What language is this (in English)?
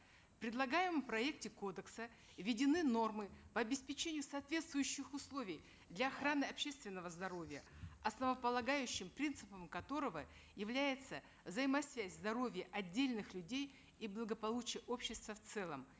Kazakh